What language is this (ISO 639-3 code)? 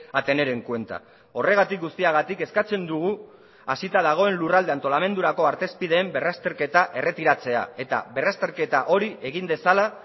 eus